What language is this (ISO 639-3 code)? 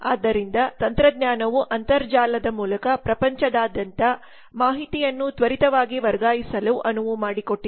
kan